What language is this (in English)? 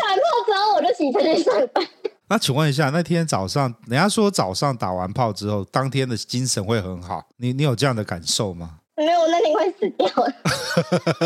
Chinese